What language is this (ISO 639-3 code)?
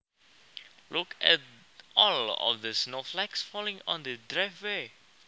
jav